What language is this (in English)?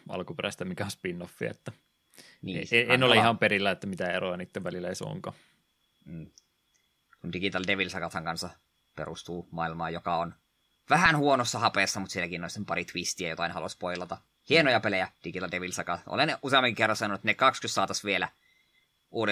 Finnish